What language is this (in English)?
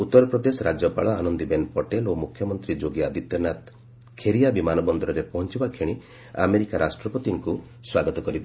Odia